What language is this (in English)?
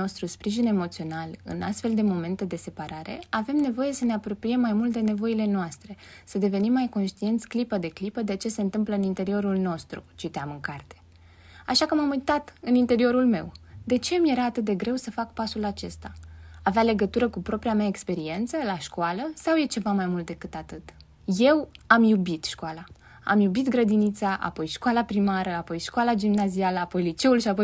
Romanian